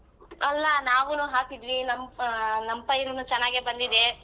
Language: Kannada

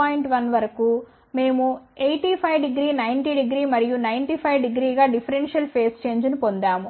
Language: Telugu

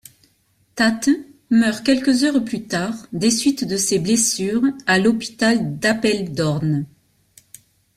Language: French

